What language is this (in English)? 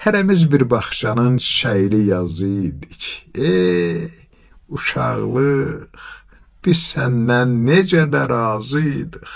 Turkish